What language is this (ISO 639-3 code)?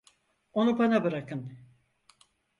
tur